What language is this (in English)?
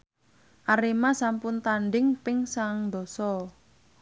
Javanese